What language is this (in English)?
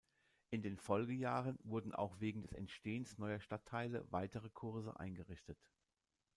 German